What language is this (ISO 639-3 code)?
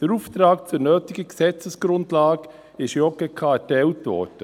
gsw